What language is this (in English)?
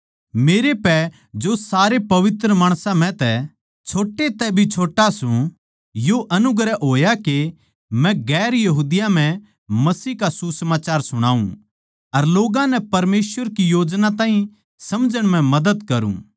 Haryanvi